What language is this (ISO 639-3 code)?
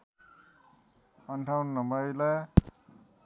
nep